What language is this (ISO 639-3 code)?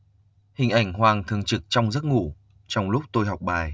vie